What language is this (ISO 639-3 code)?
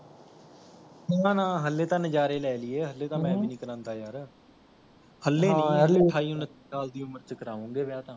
pan